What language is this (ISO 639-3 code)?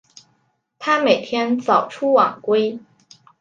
zho